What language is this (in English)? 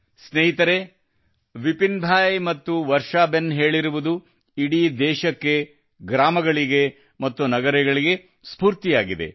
Kannada